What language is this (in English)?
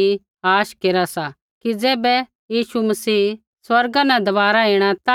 Kullu Pahari